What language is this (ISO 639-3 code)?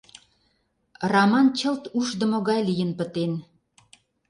chm